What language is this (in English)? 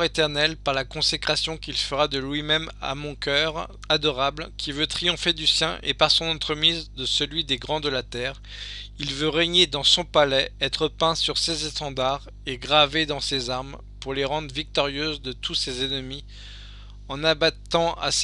French